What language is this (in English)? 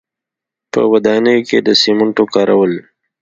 Pashto